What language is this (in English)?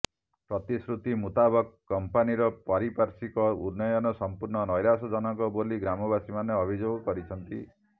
Odia